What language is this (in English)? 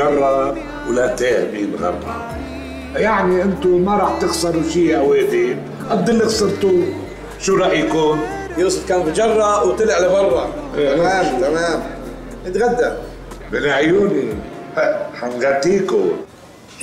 Arabic